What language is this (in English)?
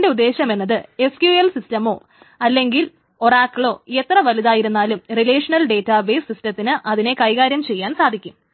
Malayalam